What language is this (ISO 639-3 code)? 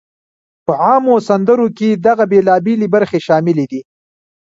pus